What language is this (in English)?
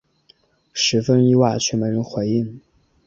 Chinese